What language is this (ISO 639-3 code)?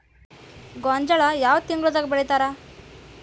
kan